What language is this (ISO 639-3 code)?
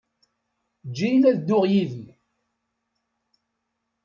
kab